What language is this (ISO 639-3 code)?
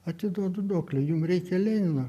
lit